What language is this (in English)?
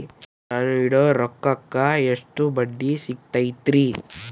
Kannada